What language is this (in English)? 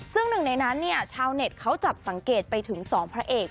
Thai